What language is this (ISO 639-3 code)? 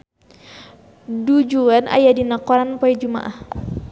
sun